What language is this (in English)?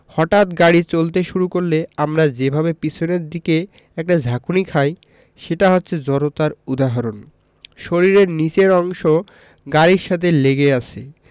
Bangla